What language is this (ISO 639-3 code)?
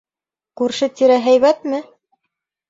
bak